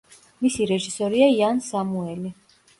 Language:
Georgian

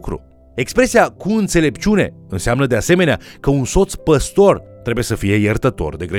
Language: Romanian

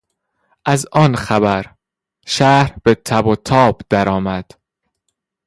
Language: Persian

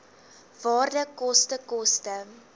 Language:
Afrikaans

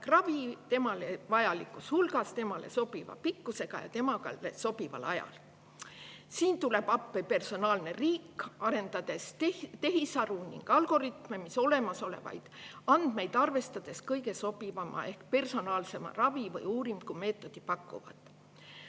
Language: Estonian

